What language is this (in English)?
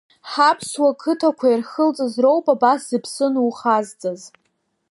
Abkhazian